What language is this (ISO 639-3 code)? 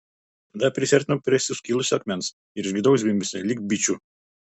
lit